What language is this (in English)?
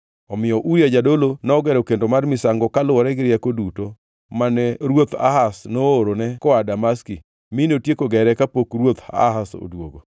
Luo (Kenya and Tanzania)